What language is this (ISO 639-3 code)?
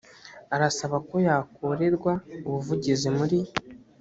kin